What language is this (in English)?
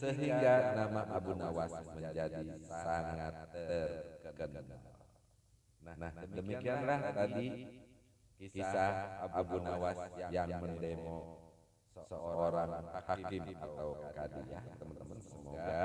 Indonesian